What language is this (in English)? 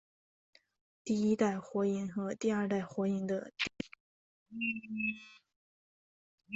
Chinese